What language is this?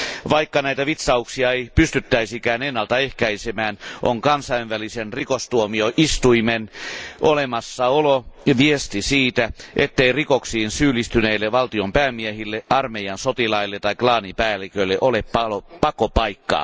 Finnish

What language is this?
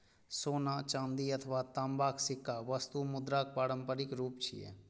Maithili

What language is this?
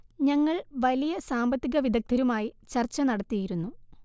Malayalam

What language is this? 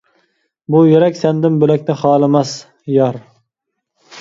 Uyghur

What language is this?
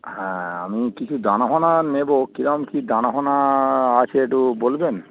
Bangla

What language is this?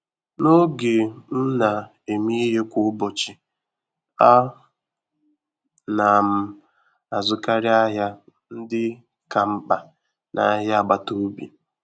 Igbo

